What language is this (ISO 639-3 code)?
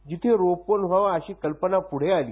mar